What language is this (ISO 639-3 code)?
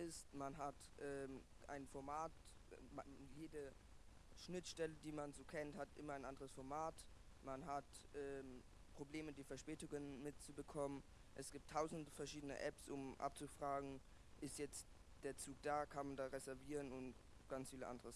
deu